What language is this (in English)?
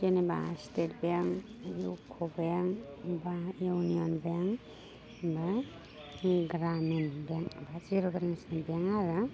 Bodo